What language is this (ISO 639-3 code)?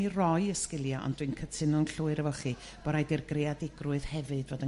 cym